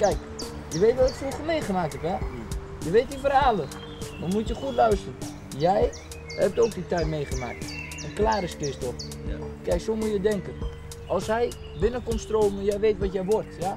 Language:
Dutch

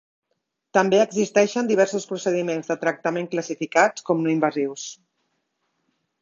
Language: Catalan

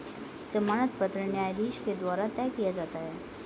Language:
Hindi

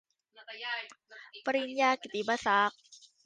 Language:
Thai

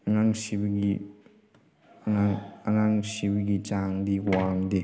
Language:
Manipuri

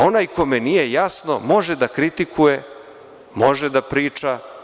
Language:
Serbian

